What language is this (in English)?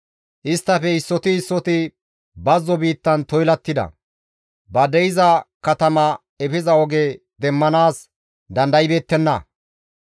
Gamo